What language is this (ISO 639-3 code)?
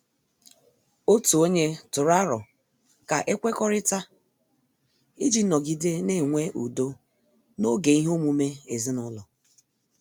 ibo